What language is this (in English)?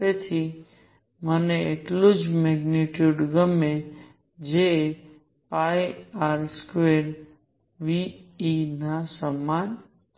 Gujarati